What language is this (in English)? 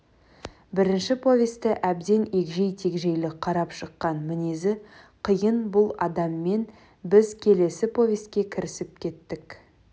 Kazakh